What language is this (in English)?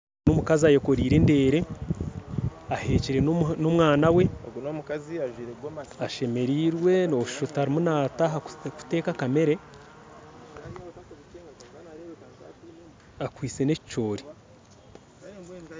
Nyankole